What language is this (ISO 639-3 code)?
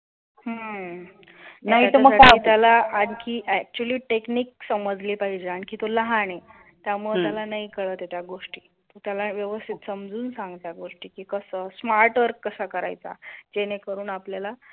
mar